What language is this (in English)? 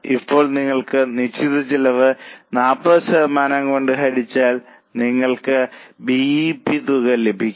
Malayalam